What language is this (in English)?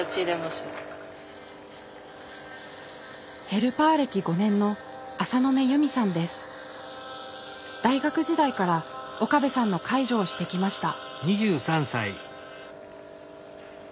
Japanese